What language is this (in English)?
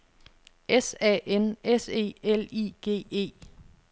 Danish